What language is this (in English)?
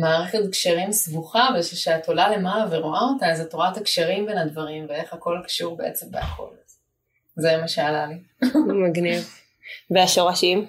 Hebrew